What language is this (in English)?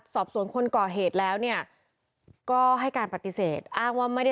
Thai